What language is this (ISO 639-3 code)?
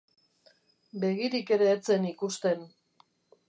eus